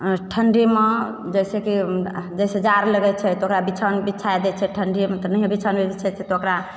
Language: Maithili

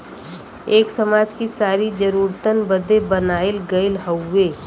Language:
Bhojpuri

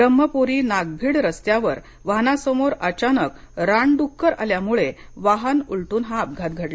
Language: Marathi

